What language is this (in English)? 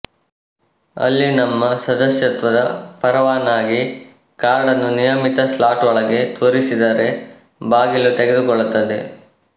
Kannada